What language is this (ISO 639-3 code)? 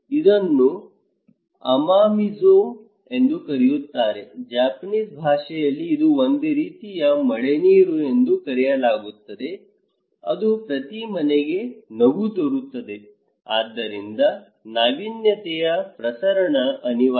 kan